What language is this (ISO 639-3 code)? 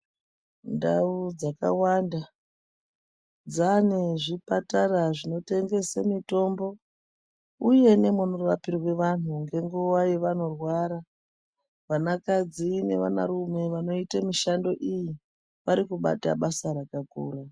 ndc